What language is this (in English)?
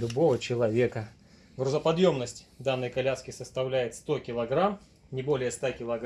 Russian